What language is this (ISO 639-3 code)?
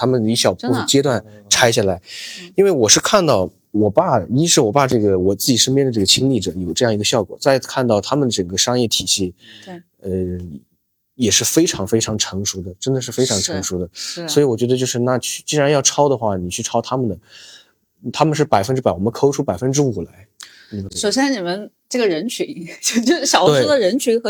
zho